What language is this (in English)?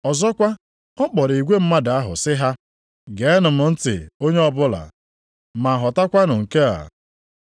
Igbo